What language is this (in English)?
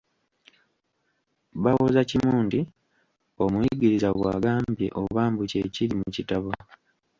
Ganda